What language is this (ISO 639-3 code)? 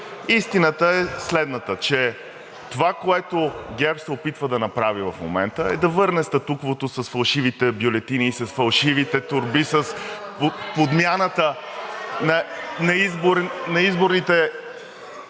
bul